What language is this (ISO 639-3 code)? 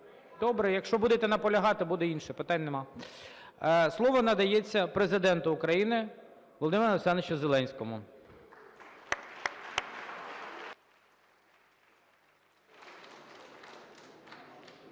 ukr